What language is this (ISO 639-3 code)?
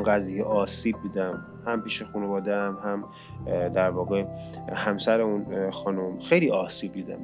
fas